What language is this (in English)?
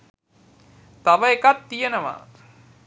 Sinhala